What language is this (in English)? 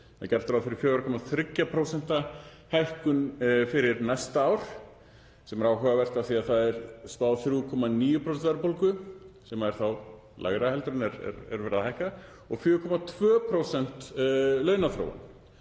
Icelandic